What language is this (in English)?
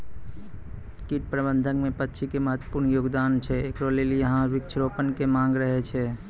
Maithili